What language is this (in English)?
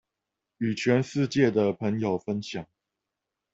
Chinese